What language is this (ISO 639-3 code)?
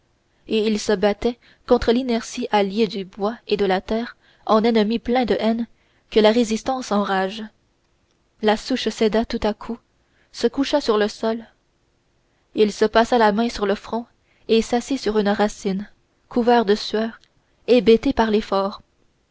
fra